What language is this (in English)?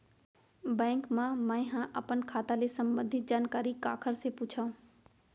Chhattisgarhi